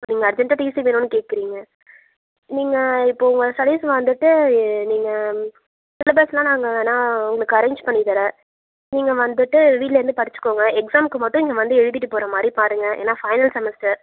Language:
Tamil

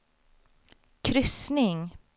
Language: Swedish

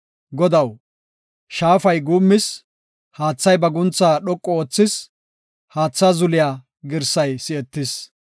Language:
Gofa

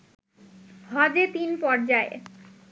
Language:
Bangla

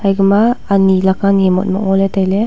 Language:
Wancho Naga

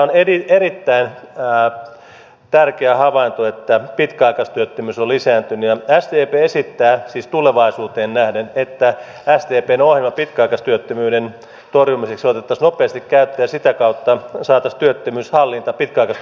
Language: Finnish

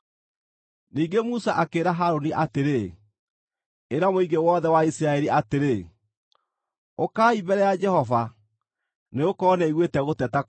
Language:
Kikuyu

